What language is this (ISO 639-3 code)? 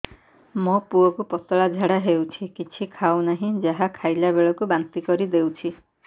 ori